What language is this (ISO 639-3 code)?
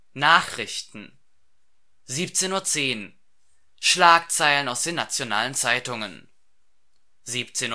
deu